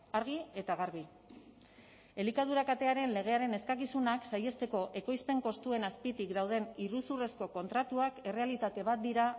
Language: Basque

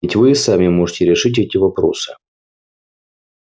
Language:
Russian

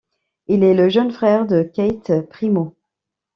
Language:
French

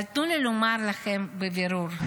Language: Hebrew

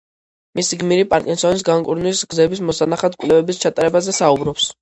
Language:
Georgian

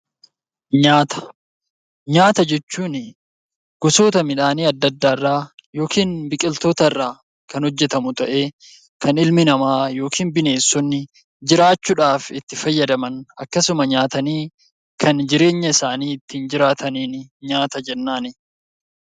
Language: Oromo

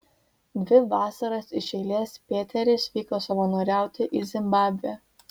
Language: Lithuanian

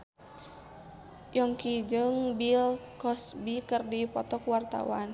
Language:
Sundanese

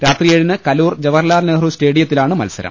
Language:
Malayalam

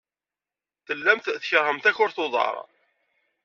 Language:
Kabyle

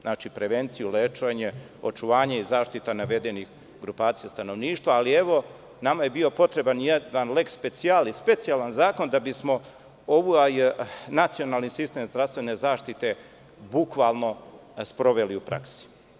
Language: Serbian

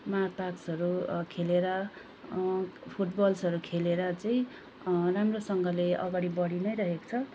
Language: Nepali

